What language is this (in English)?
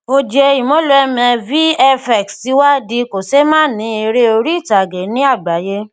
Yoruba